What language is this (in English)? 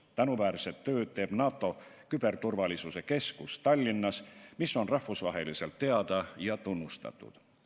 Estonian